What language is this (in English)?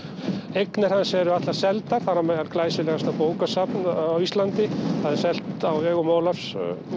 Icelandic